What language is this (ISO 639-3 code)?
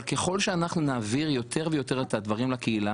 heb